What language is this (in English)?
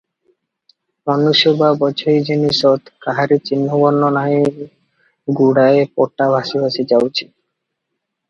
Odia